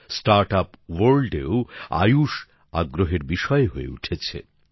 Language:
Bangla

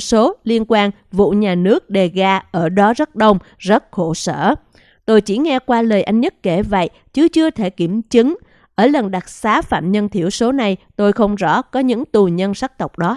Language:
Vietnamese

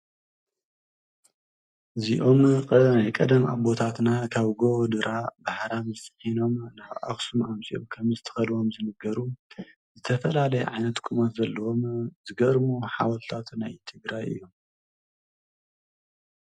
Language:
Tigrinya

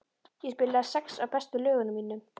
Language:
Icelandic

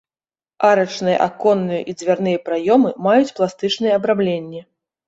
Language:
Belarusian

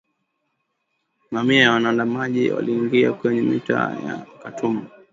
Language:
Swahili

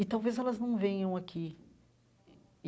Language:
Portuguese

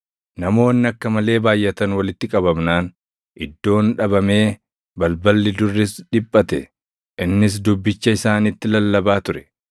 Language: Oromo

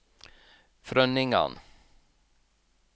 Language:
Norwegian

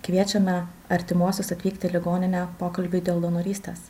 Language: Lithuanian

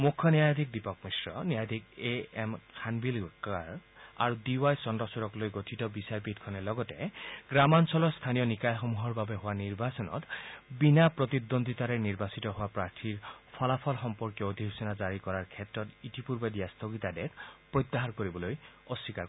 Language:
Assamese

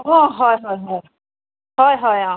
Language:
Assamese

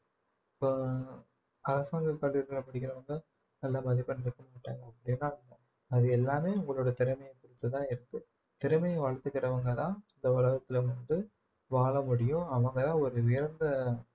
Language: Tamil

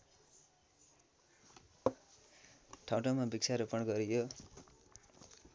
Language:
Nepali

